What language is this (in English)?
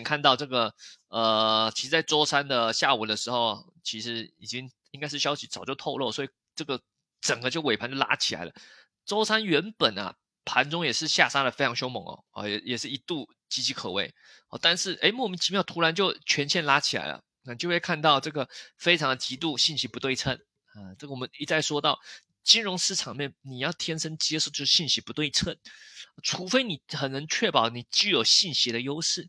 Chinese